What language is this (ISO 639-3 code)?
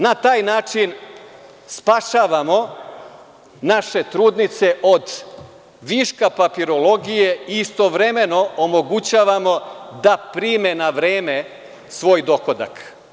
srp